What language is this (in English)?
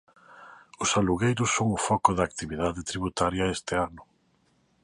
Galician